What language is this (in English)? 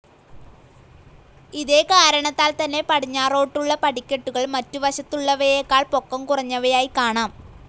Malayalam